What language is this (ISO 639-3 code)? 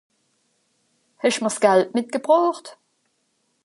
gsw